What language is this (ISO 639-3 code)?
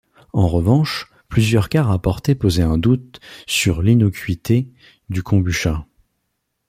fra